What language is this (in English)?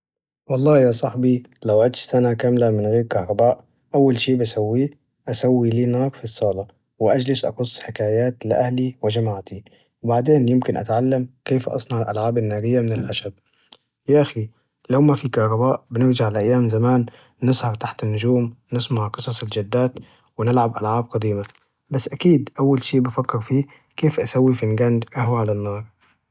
Najdi Arabic